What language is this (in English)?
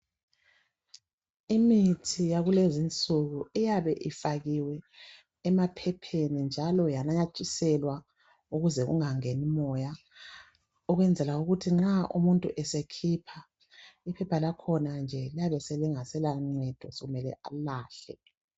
North Ndebele